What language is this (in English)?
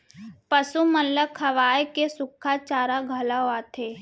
Chhattisgarhi